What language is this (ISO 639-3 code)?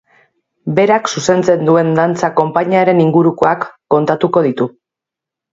eus